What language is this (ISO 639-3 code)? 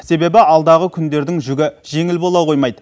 kaz